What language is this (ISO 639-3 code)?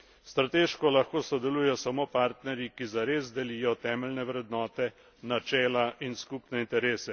slv